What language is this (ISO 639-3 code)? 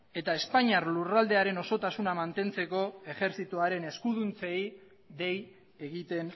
eus